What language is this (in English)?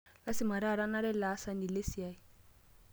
Masai